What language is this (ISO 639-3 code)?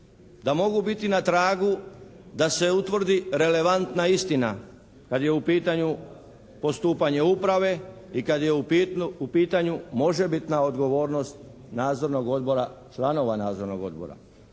hrv